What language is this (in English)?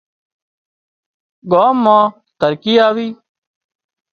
Wadiyara Koli